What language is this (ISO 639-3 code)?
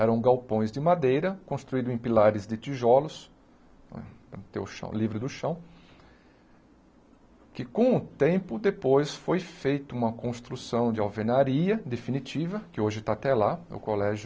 por